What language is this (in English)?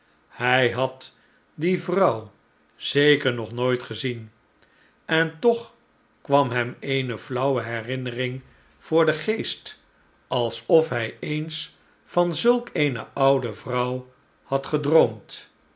Dutch